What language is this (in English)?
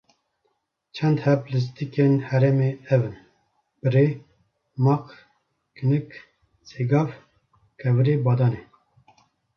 Kurdish